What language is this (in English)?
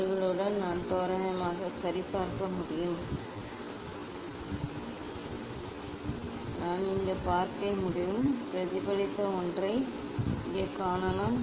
Tamil